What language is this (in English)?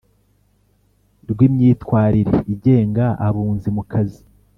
Kinyarwanda